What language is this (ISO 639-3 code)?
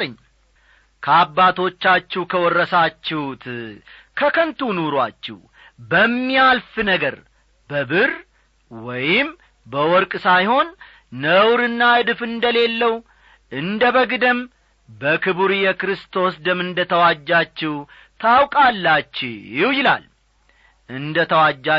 amh